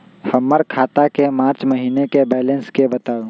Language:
Magahi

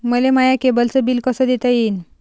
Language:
Marathi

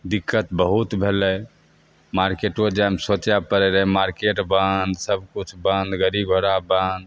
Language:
Maithili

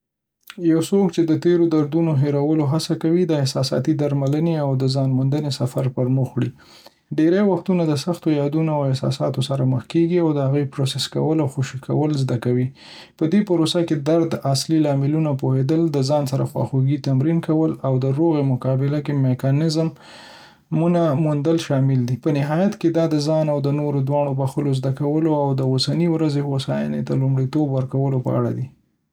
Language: Pashto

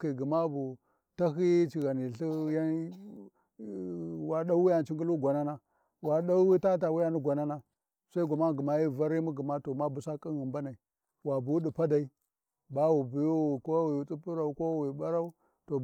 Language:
Warji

